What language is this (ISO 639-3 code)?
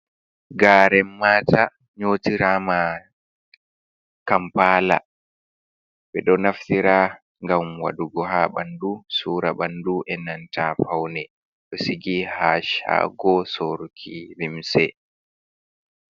ful